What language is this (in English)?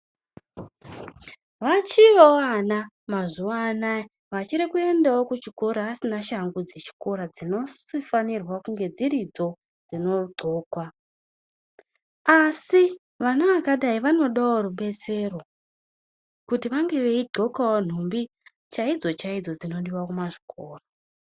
Ndau